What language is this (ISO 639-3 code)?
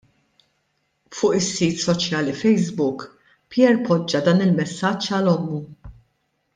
mlt